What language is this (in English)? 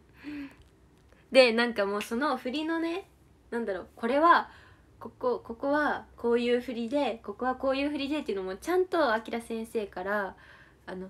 Japanese